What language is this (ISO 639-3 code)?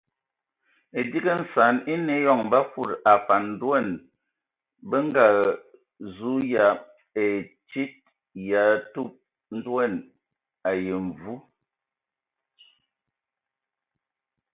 ewo